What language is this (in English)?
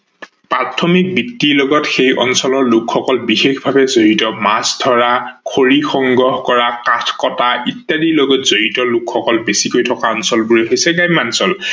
Assamese